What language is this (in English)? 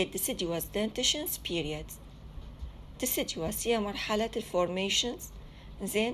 Arabic